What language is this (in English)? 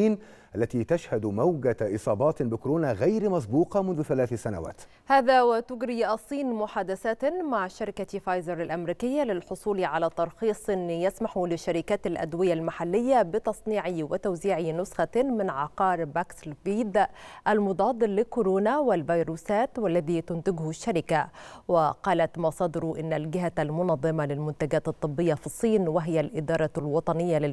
Arabic